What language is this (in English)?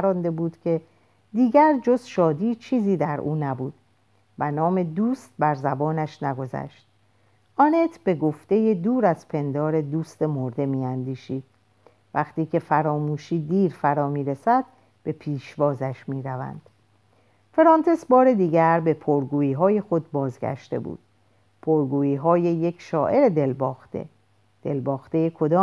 Persian